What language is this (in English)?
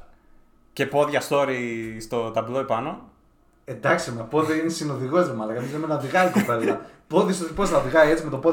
Greek